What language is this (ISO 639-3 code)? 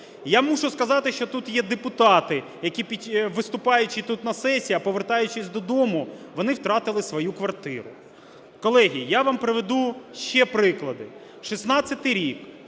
ukr